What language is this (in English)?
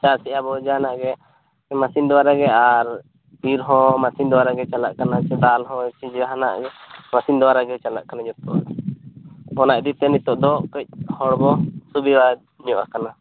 Santali